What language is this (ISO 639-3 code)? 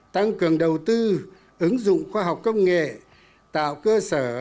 vie